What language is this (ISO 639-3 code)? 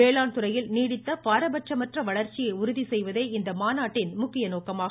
tam